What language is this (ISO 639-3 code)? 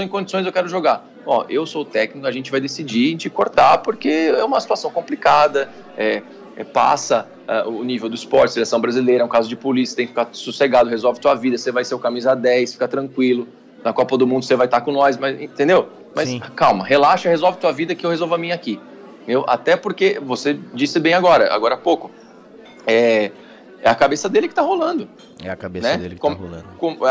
por